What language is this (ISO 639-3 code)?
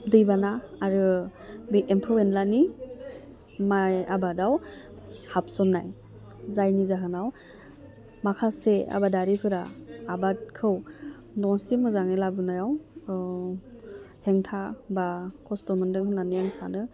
brx